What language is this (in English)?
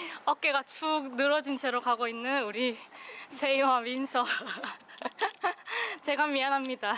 Korean